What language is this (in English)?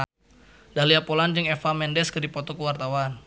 Sundanese